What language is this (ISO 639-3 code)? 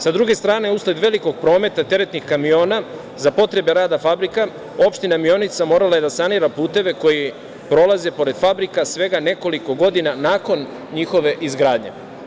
srp